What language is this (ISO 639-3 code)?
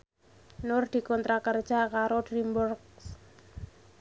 jav